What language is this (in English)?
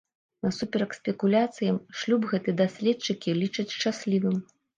Belarusian